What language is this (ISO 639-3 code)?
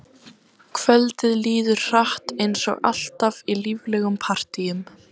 isl